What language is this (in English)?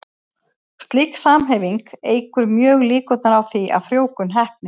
Icelandic